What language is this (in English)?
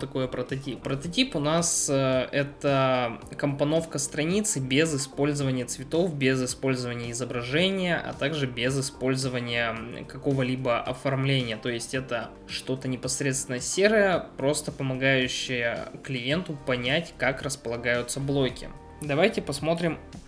Russian